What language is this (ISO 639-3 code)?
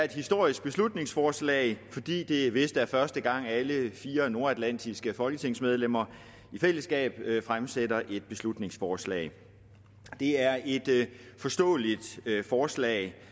dan